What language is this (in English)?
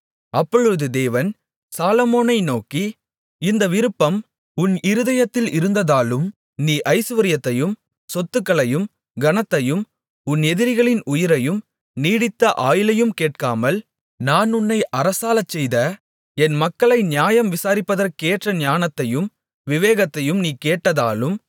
Tamil